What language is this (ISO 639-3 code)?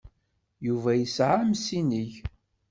kab